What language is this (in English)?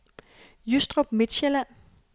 Danish